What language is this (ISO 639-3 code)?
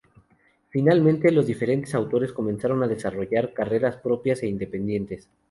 spa